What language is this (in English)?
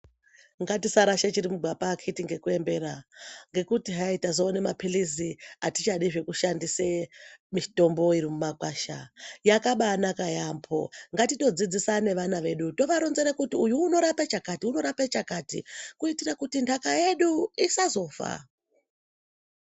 Ndau